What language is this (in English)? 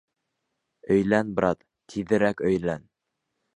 Bashkir